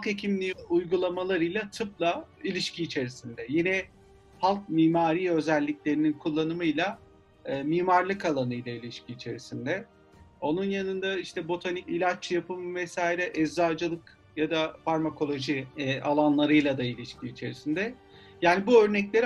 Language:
Turkish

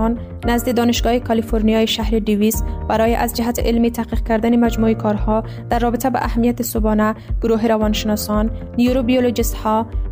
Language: Persian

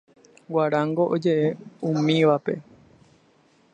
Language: Guarani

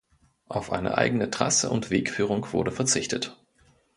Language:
German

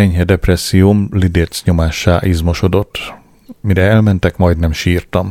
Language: Hungarian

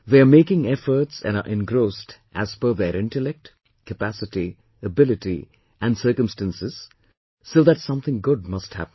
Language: English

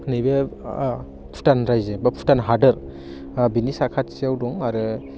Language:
Bodo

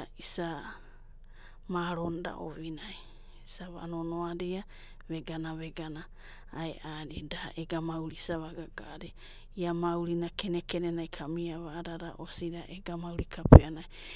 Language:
Abadi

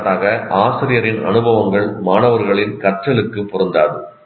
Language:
Tamil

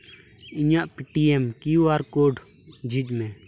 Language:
Santali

